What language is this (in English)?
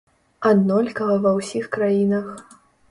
Belarusian